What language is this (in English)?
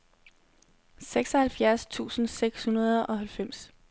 Danish